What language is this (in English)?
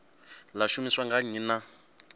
Venda